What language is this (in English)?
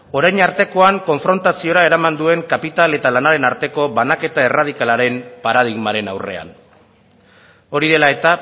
Basque